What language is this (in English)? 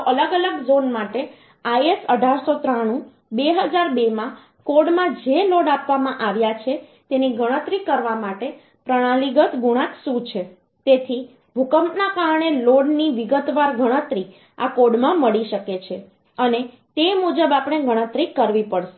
Gujarati